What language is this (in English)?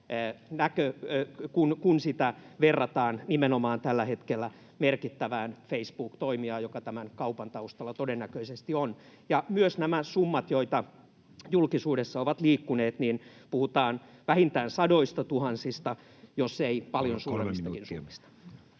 Finnish